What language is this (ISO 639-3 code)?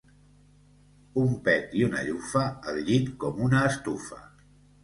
cat